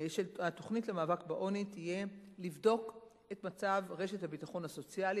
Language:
Hebrew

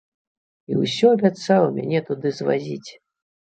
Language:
Belarusian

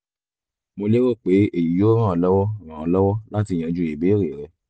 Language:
Yoruba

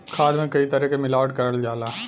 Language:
Bhojpuri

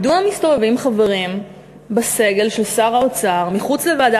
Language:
Hebrew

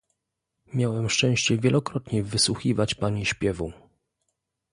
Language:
Polish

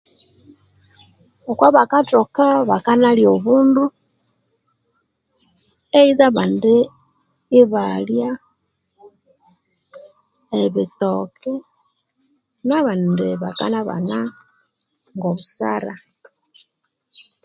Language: Konzo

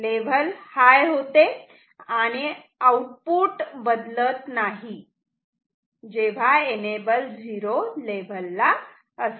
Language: Marathi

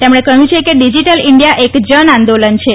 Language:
Gujarati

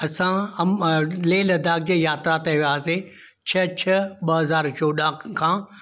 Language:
Sindhi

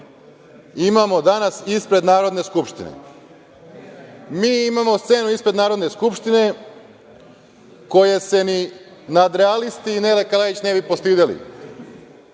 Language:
Serbian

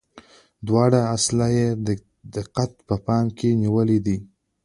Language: Pashto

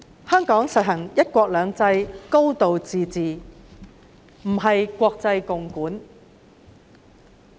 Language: Cantonese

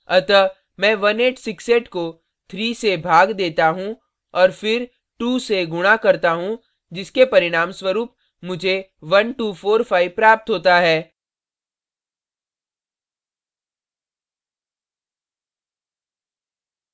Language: Hindi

